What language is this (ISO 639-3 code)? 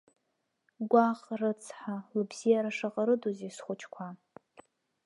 abk